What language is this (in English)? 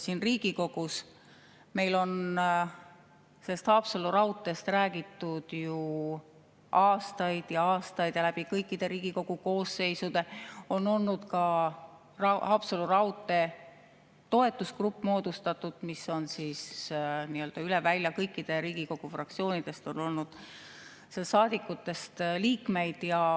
Estonian